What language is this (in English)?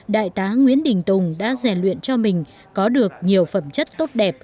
Vietnamese